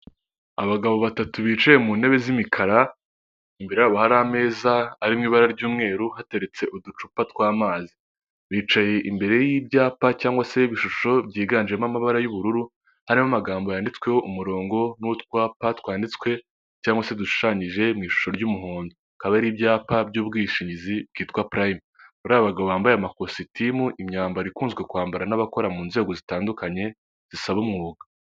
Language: Kinyarwanda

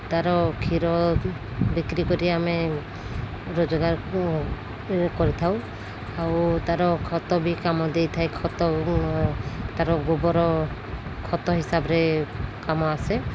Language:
Odia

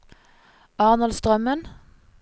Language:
Norwegian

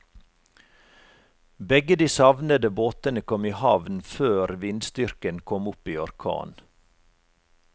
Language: Norwegian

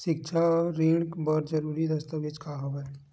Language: Chhattisgarhi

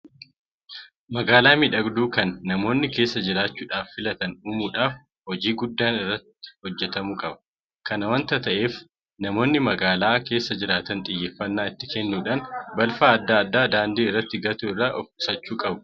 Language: Oromo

